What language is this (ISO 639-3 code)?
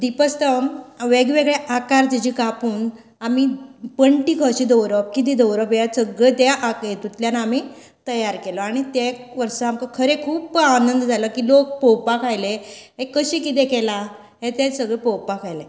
kok